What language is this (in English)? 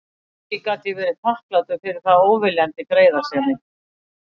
Icelandic